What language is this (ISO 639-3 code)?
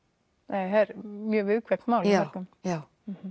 isl